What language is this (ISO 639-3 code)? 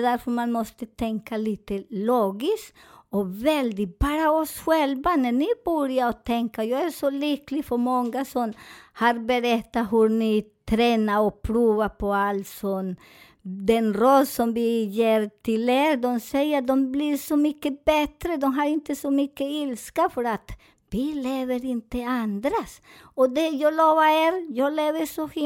swe